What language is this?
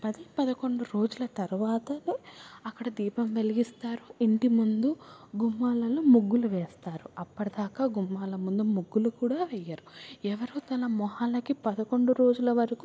Telugu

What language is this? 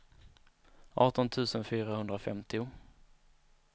Swedish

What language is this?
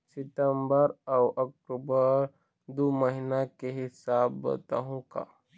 Chhattisgarhi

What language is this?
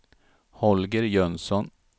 Swedish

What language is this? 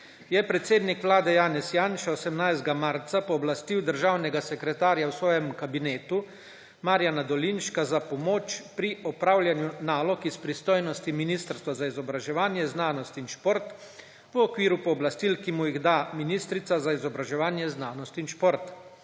Slovenian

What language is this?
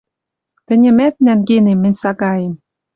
Western Mari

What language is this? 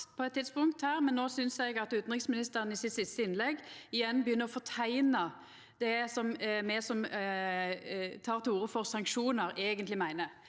Norwegian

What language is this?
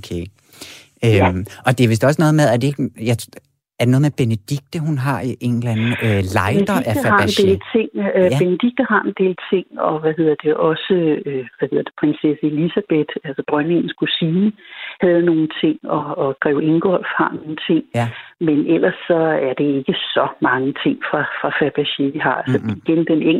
Danish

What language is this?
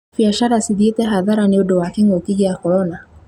Kikuyu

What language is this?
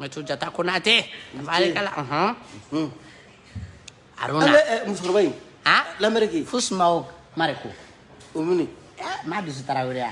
Indonesian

